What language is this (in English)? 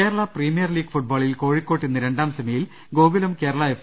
Malayalam